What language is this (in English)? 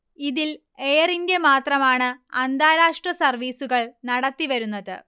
Malayalam